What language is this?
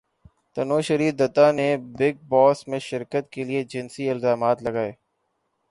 Urdu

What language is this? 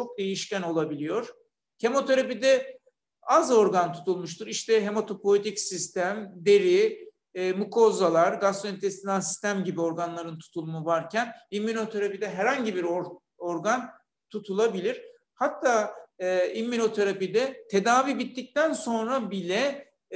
Turkish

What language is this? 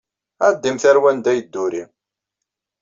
Kabyle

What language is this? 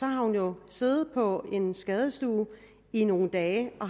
Danish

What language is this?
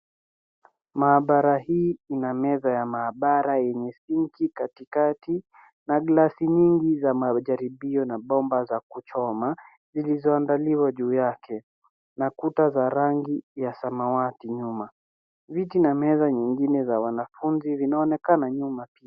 Swahili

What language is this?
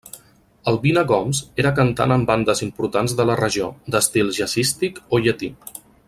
Catalan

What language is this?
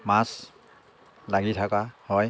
Assamese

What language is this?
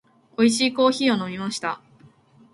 Japanese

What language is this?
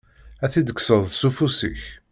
Kabyle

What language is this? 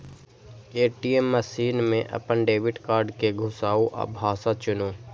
Maithili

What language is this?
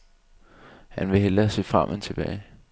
Danish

